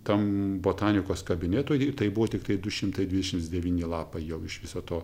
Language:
Lithuanian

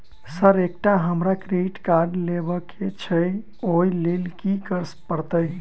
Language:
Maithili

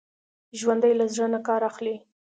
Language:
Pashto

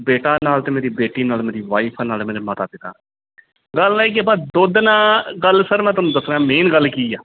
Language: Punjabi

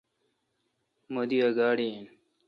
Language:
Kalkoti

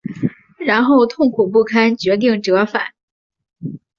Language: Chinese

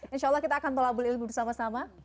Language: Indonesian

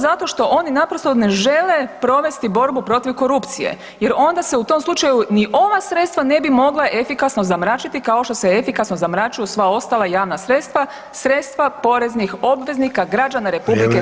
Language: Croatian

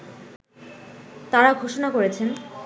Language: Bangla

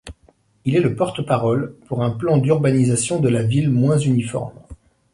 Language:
French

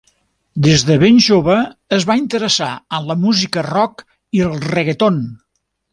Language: Catalan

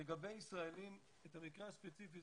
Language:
Hebrew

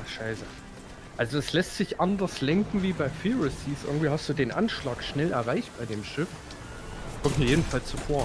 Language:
German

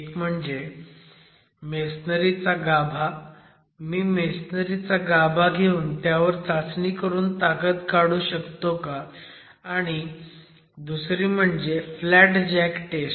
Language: Marathi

